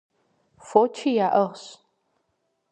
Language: Kabardian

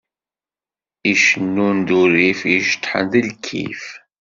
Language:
Kabyle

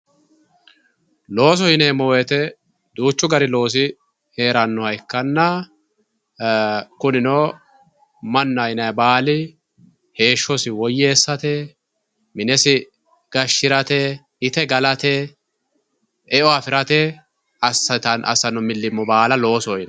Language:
Sidamo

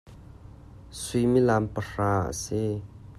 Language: Hakha Chin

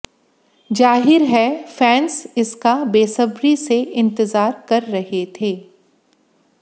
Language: Hindi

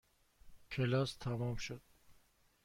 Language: Persian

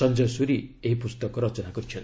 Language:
Odia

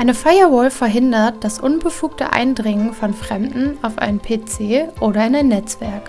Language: German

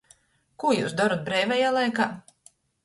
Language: Latgalian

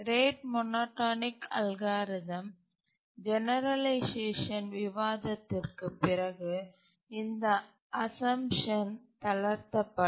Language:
Tamil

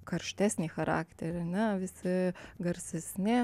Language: Lithuanian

